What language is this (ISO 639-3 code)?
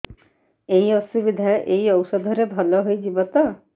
ori